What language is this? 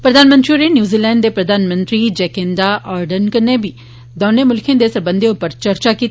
Dogri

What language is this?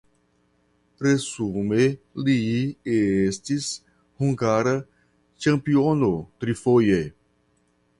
Esperanto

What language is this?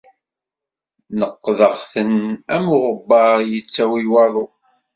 Kabyle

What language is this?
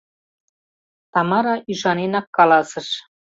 Mari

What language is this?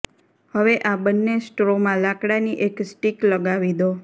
Gujarati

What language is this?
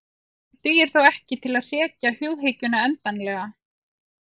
Icelandic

